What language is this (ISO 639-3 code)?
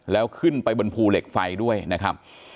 tha